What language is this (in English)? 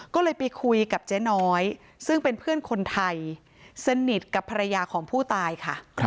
Thai